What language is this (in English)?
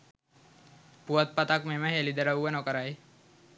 Sinhala